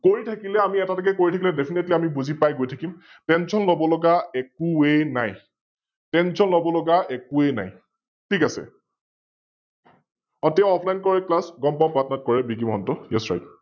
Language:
Assamese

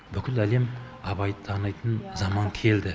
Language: Kazakh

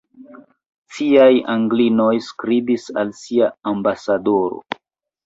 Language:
Esperanto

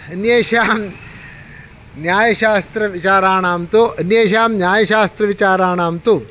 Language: Sanskrit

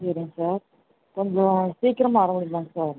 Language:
Tamil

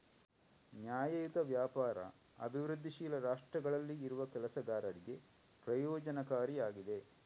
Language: Kannada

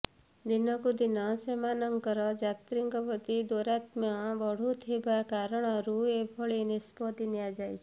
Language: Odia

